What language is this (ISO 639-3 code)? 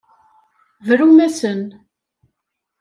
kab